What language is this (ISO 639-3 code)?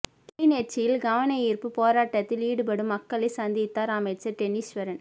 tam